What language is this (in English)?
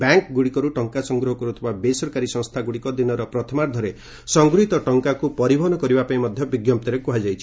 Odia